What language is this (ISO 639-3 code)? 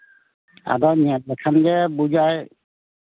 sat